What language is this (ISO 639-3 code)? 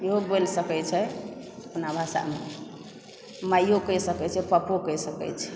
mai